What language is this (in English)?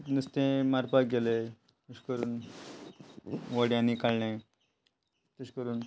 Konkani